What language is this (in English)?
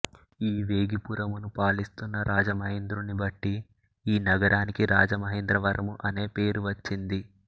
Telugu